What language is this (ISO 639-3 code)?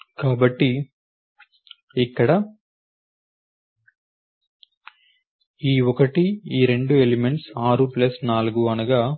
tel